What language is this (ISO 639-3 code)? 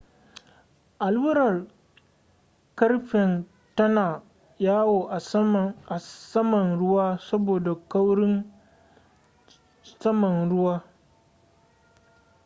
hau